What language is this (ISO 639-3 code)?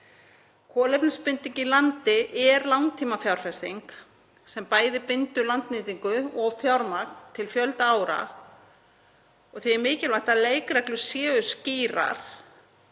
isl